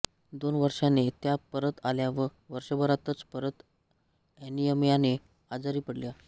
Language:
Marathi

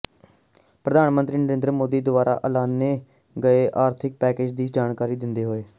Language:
Punjabi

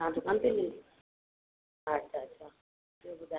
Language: Sindhi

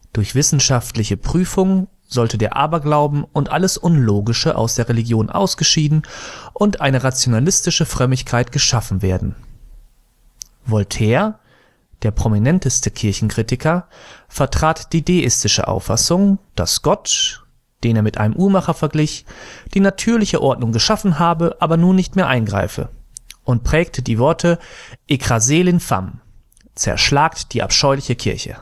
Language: German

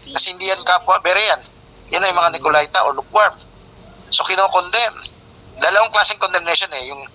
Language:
Filipino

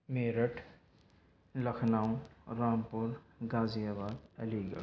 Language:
Urdu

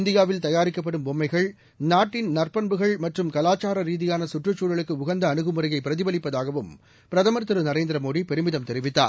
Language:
Tamil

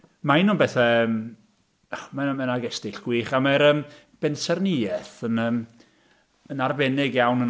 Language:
Welsh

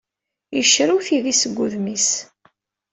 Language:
Kabyle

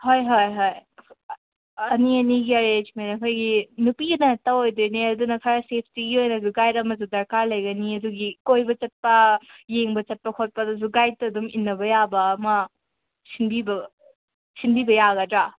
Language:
Manipuri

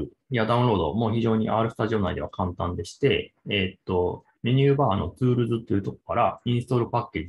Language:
Japanese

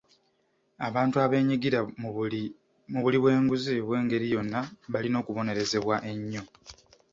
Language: Ganda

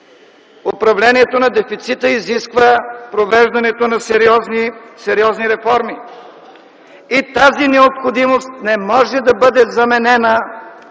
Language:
Bulgarian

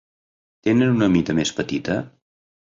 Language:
Catalan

